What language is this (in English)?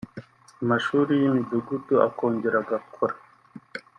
Kinyarwanda